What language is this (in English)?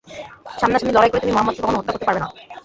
Bangla